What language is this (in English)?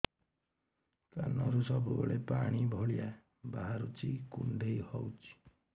Odia